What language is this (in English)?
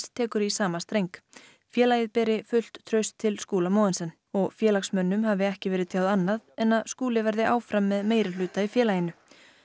Icelandic